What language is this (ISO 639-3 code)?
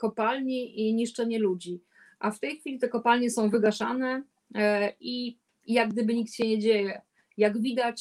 pol